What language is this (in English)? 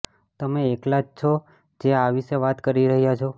Gujarati